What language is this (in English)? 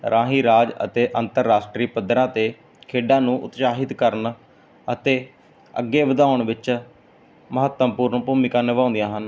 Punjabi